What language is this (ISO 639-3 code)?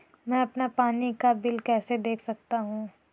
hin